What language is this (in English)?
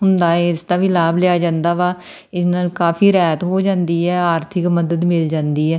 Punjabi